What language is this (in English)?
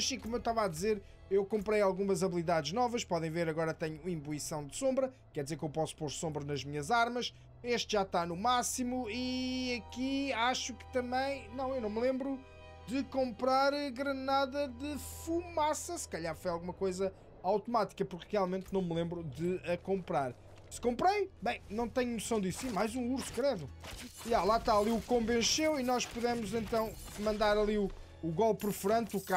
Portuguese